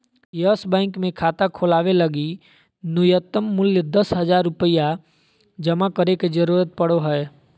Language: Magahi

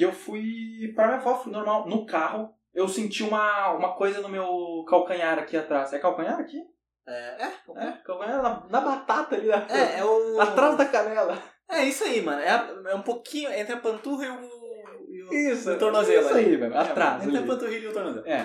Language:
Portuguese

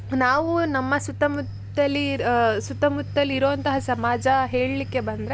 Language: Kannada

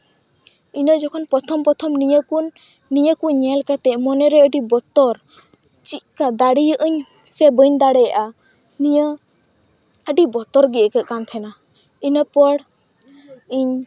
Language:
Santali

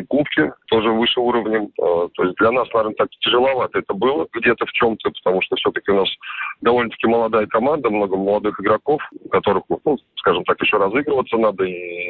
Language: Russian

